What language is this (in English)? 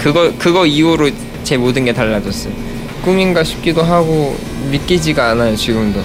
Korean